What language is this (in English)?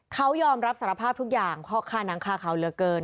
Thai